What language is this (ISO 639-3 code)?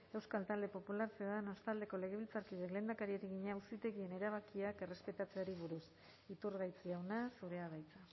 eus